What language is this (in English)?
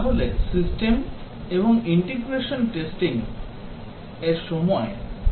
Bangla